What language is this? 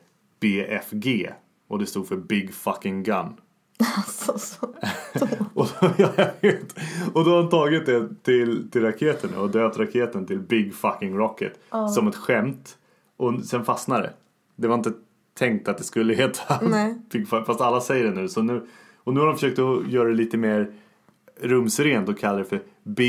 Swedish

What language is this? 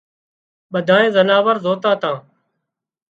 Wadiyara Koli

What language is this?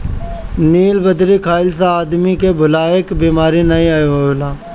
Bhojpuri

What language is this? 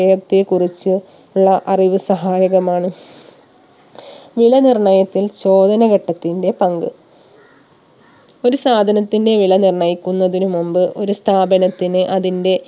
Malayalam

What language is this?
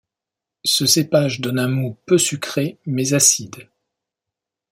French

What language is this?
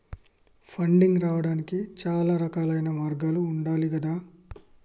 Telugu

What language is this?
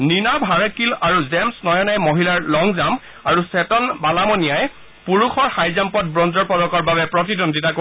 Assamese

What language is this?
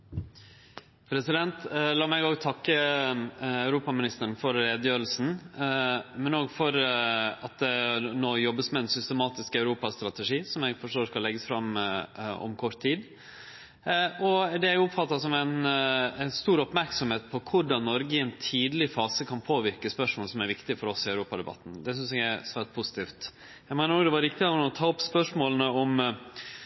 Norwegian Nynorsk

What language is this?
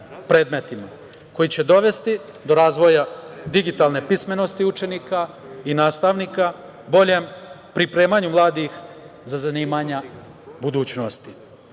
Serbian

